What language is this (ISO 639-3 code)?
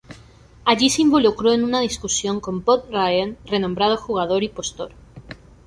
spa